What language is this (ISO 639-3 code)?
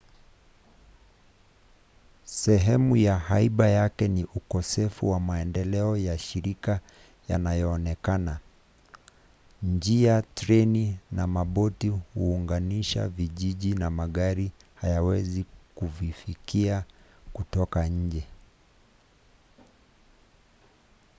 swa